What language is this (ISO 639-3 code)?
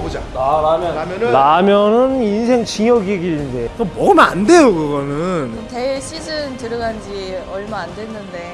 kor